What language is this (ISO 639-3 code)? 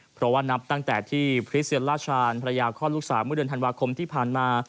tha